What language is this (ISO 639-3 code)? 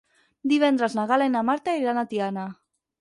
cat